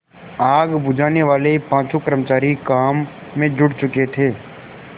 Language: Hindi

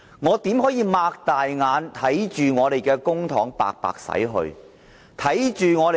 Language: Cantonese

